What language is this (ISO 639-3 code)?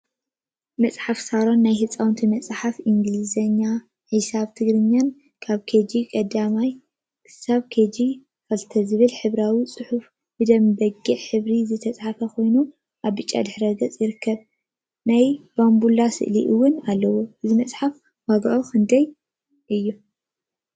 tir